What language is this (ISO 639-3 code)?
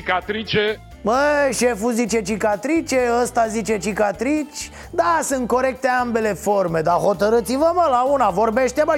ron